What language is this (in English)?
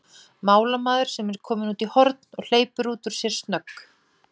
Icelandic